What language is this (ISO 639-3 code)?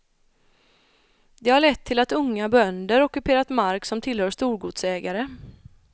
swe